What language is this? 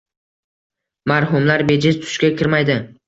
Uzbek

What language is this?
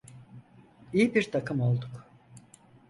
Turkish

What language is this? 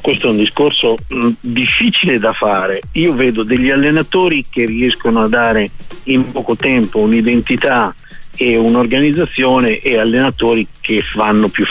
Italian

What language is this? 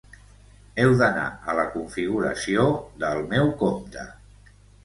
Catalan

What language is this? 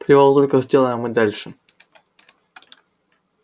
Russian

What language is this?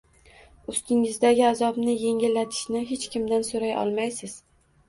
Uzbek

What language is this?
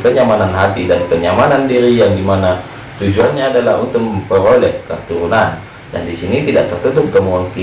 Indonesian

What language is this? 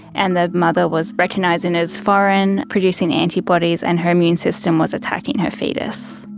English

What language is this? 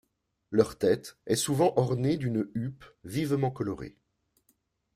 French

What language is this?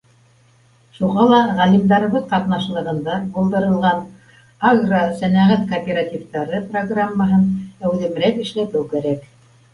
Bashkir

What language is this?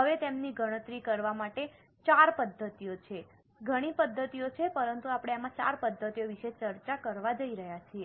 Gujarati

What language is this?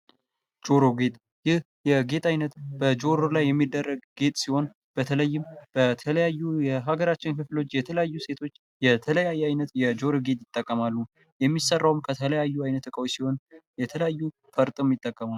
Amharic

